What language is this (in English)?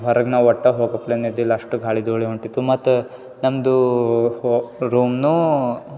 Kannada